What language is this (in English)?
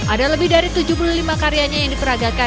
Indonesian